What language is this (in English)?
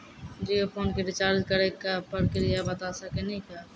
Maithili